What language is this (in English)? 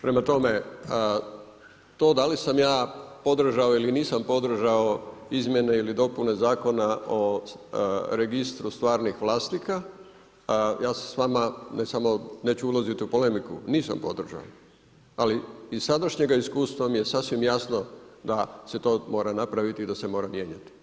Croatian